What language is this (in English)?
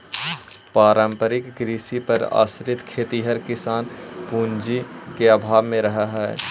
Magahi